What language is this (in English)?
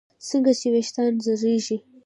Pashto